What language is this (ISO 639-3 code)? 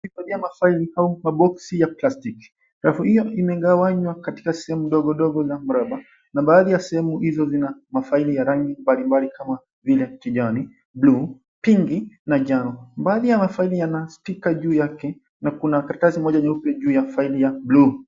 swa